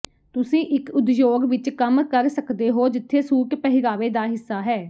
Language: Punjabi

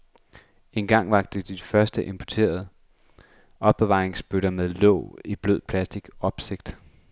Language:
Danish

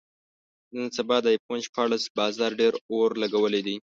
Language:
Pashto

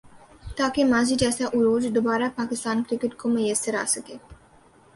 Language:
Urdu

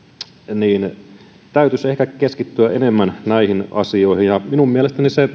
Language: Finnish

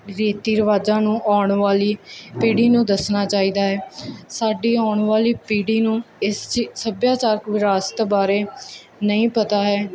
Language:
Punjabi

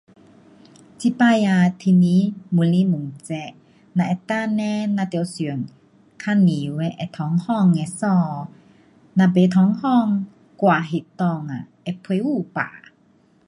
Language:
Pu-Xian Chinese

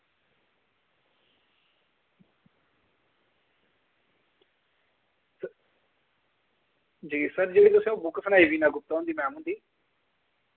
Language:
Dogri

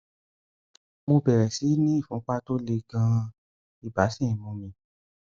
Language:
Yoruba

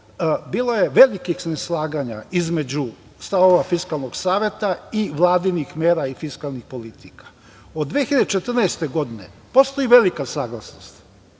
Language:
Serbian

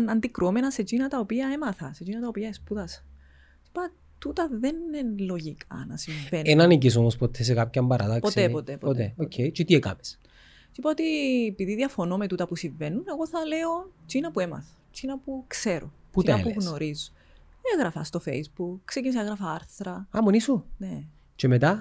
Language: Greek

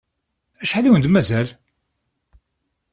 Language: Kabyle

